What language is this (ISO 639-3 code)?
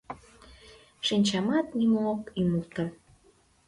chm